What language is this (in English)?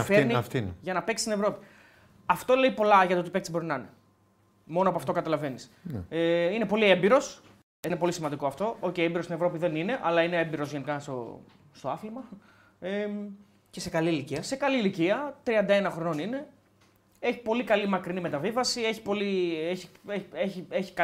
Greek